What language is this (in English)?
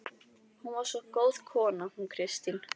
Icelandic